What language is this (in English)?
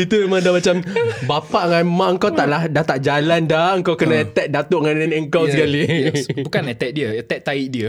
Malay